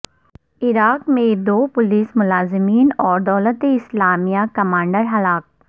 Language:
Urdu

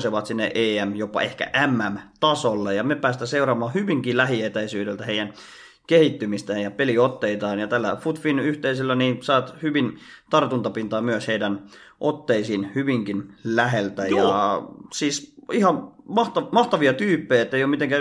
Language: Finnish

